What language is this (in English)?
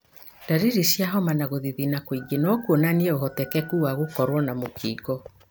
Kikuyu